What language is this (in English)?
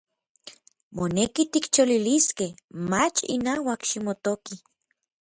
Orizaba Nahuatl